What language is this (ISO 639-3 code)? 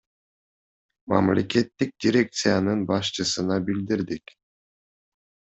kir